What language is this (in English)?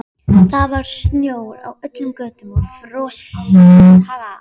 Icelandic